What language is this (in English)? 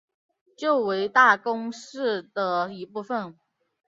Chinese